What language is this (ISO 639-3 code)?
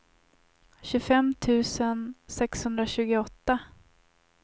swe